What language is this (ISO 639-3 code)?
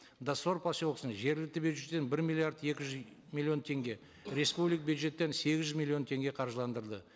kaz